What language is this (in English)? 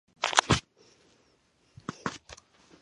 Chinese